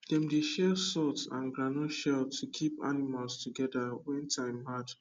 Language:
Nigerian Pidgin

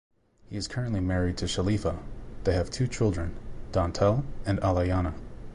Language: English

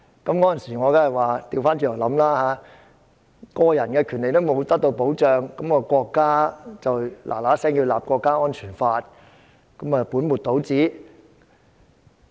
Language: Cantonese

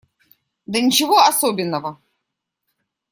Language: Russian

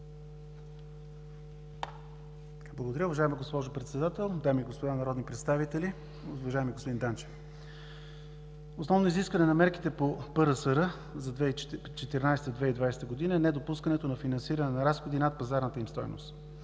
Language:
Bulgarian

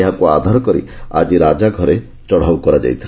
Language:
Odia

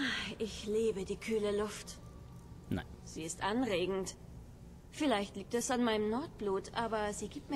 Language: German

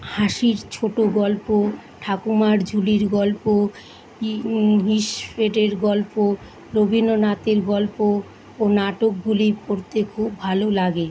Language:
Bangla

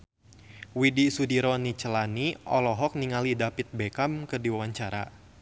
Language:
Sundanese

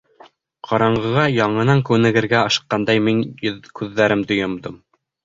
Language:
Bashkir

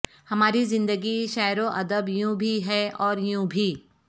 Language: Urdu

